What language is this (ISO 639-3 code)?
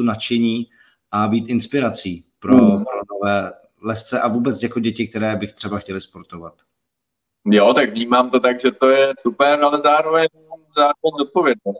ces